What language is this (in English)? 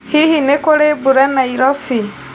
Kikuyu